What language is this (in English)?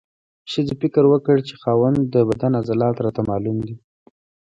Pashto